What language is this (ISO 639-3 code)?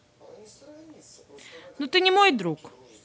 rus